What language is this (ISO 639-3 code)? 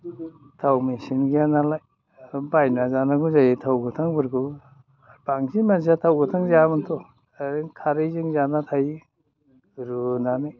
brx